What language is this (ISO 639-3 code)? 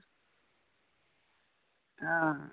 doi